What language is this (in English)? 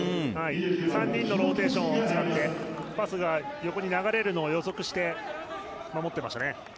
Japanese